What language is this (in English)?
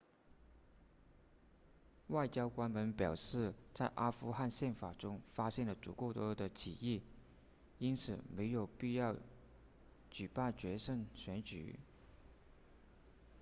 Chinese